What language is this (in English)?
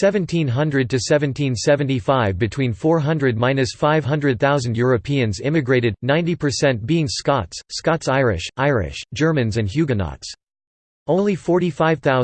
English